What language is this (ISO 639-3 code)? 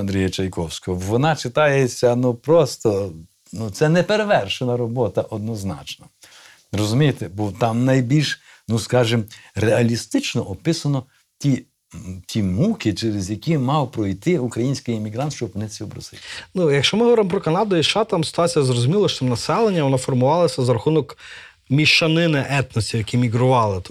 ukr